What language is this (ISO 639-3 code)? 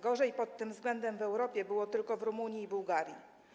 pol